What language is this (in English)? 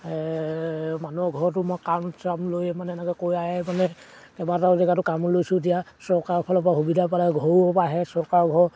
Assamese